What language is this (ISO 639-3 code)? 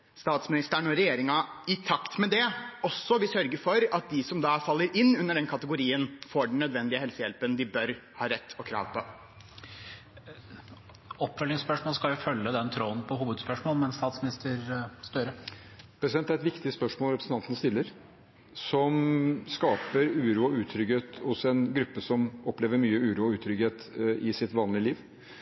nor